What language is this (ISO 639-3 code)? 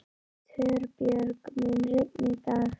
isl